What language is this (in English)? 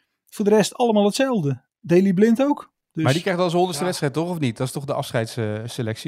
Dutch